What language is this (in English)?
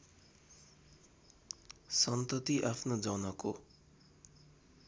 Nepali